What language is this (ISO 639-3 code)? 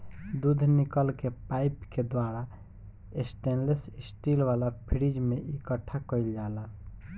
bho